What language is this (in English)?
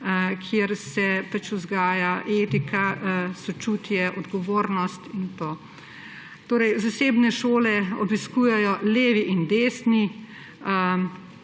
Slovenian